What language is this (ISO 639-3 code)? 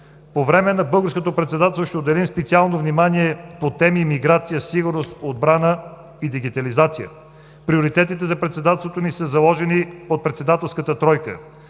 bul